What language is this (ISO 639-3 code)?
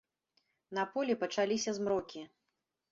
bel